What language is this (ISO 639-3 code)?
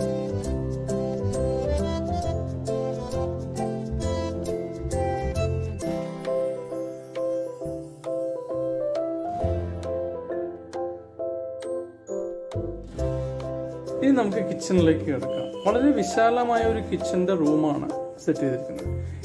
nld